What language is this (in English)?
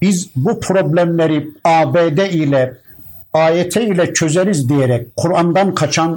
Turkish